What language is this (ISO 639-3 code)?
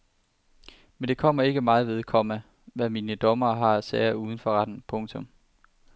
dan